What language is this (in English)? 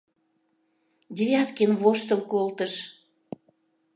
Mari